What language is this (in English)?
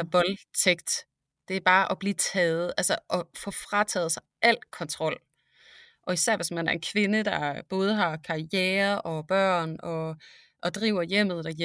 Danish